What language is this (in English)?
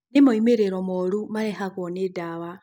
Kikuyu